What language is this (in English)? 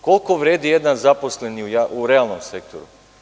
Serbian